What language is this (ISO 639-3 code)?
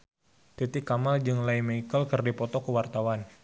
sun